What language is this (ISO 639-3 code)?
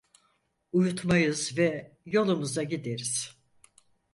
tur